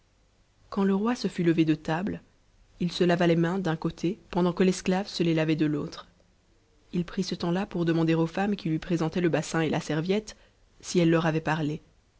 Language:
French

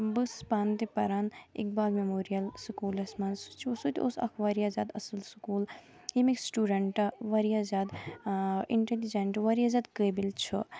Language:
Kashmiri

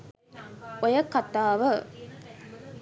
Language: Sinhala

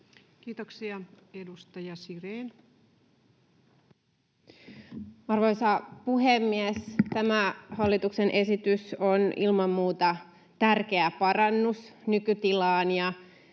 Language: Finnish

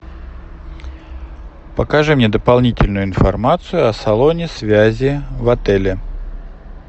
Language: Russian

